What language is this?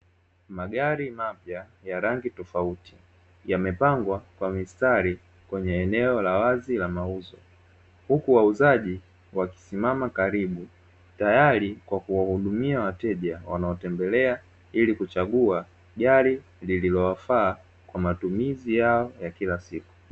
Swahili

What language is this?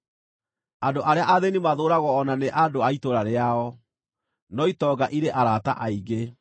Kikuyu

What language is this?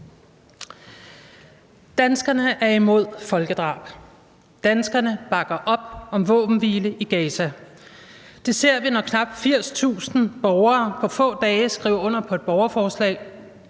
Danish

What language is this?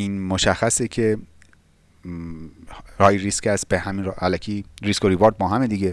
Persian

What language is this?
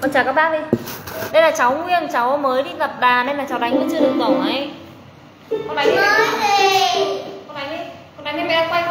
Vietnamese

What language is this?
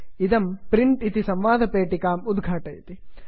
Sanskrit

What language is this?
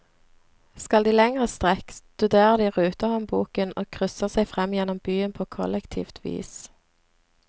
Norwegian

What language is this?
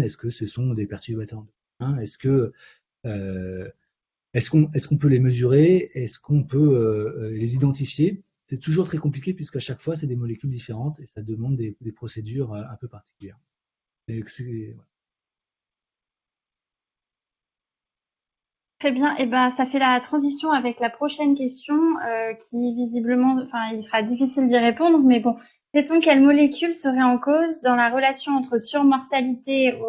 French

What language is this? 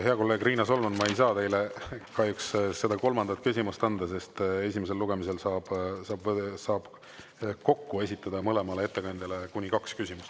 Estonian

